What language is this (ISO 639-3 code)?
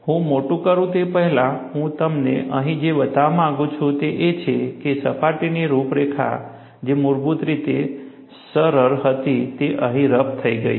guj